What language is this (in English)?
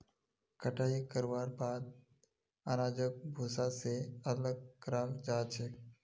Magahi